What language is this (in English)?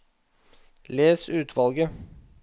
Norwegian